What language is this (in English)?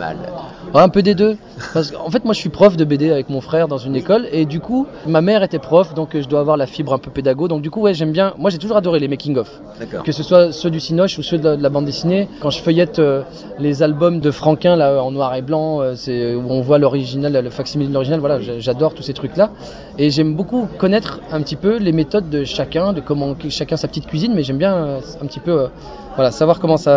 French